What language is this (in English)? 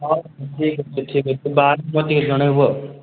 Odia